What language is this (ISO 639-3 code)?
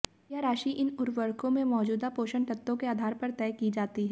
hin